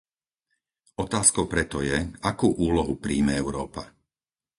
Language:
Slovak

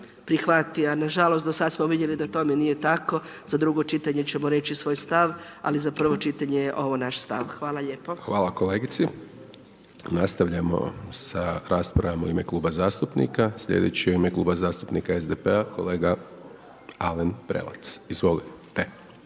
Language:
Croatian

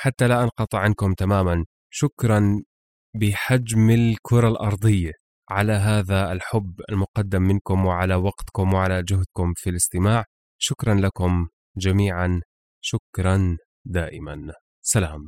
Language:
Arabic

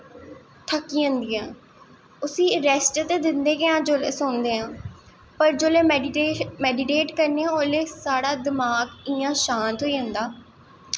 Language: Dogri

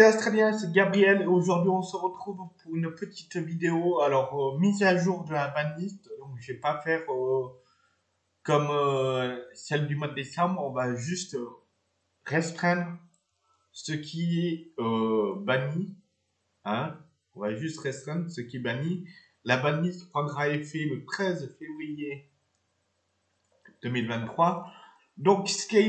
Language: French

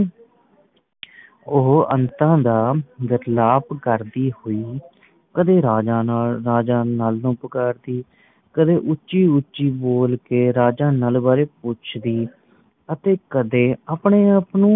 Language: Punjabi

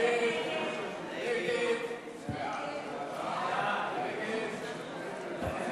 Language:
Hebrew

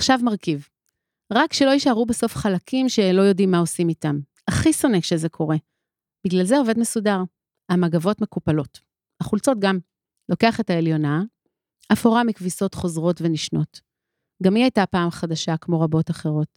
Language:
Hebrew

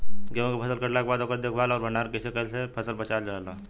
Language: Bhojpuri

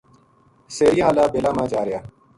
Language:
Gujari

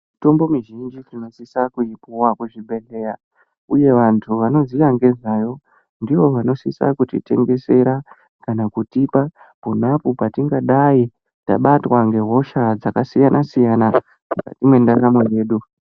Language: Ndau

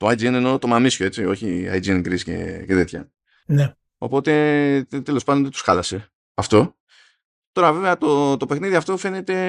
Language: Greek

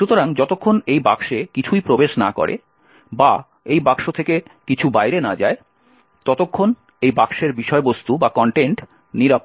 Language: Bangla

